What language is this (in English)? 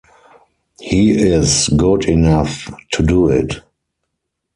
English